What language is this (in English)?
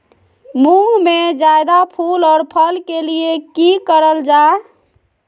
Magahi